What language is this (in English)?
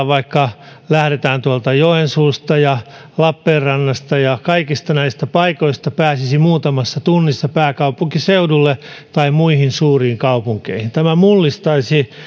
Finnish